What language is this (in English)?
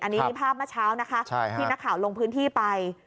Thai